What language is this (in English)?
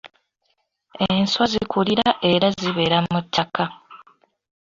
Ganda